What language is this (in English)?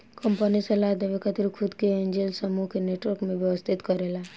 Bhojpuri